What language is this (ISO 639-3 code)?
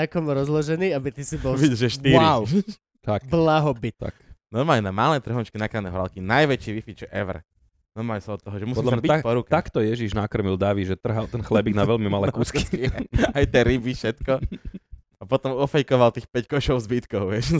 slk